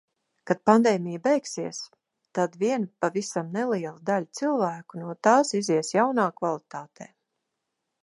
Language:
Latvian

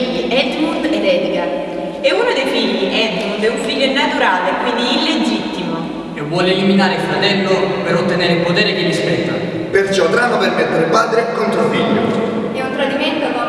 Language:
Italian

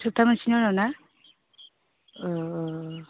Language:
Bodo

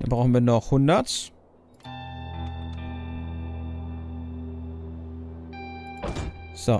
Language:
German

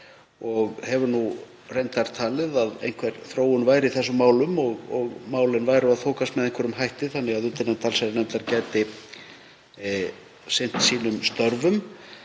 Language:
Icelandic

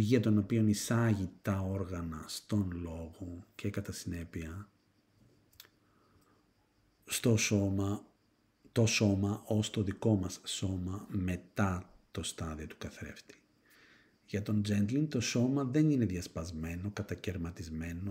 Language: Greek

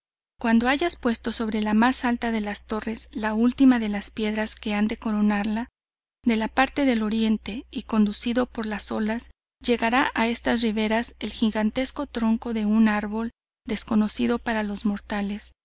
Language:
Spanish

